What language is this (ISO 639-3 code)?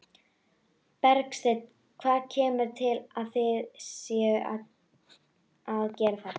isl